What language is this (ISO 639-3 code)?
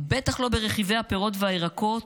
heb